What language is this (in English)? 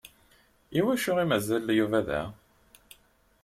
Kabyle